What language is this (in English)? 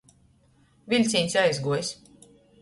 Latgalian